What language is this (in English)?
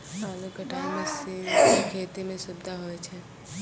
Maithili